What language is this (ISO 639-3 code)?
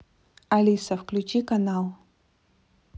rus